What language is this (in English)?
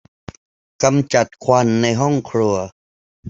Thai